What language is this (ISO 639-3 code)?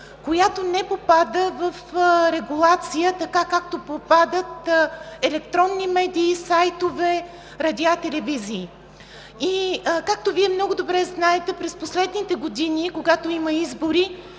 bul